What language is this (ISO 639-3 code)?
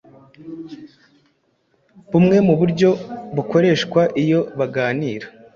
kin